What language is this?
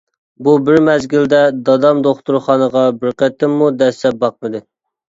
Uyghur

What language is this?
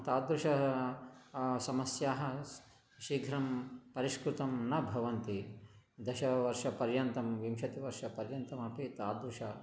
Sanskrit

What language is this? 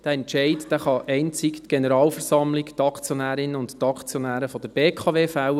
Swiss German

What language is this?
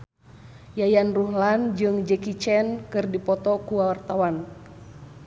Sundanese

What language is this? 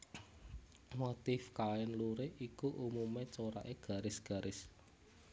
Javanese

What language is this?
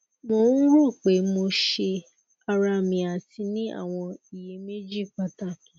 Yoruba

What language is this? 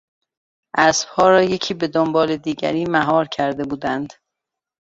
Persian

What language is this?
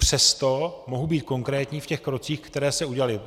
Czech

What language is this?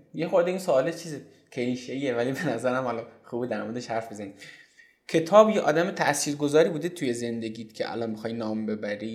Persian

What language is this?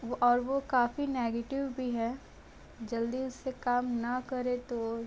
Hindi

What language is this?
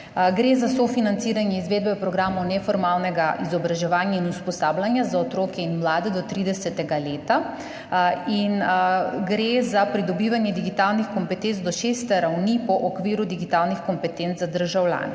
Slovenian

